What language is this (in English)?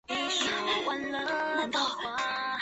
Chinese